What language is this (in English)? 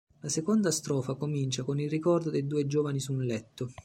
Italian